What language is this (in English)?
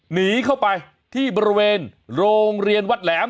Thai